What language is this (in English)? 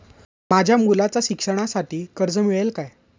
Marathi